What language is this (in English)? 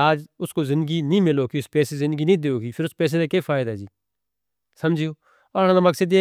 Northern Hindko